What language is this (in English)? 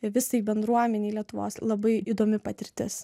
Lithuanian